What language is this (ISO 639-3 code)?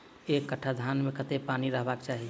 mai